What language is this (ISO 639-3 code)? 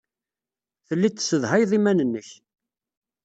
kab